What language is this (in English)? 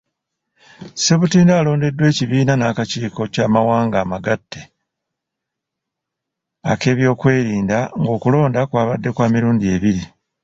Ganda